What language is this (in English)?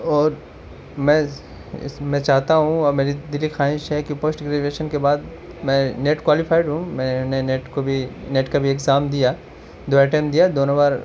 Urdu